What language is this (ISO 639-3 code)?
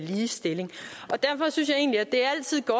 dan